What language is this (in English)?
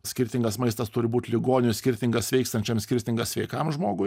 Lithuanian